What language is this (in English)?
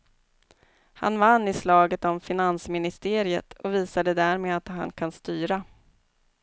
Swedish